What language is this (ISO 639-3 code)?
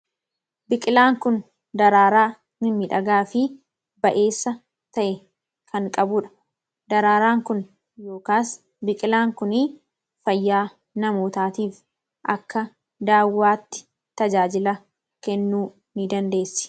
orm